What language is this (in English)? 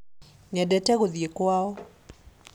Kikuyu